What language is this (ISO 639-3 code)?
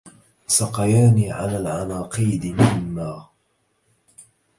ara